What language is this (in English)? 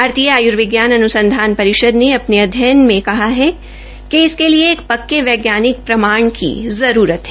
Hindi